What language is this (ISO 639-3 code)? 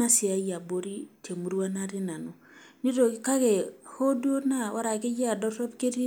mas